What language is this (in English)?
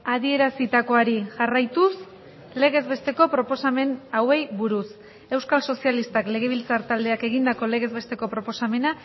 Basque